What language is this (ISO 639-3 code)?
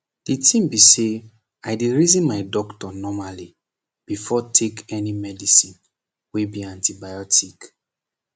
pcm